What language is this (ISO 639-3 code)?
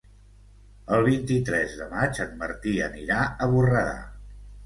cat